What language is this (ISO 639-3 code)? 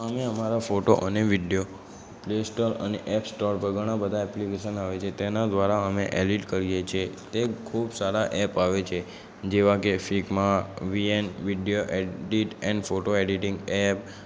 guj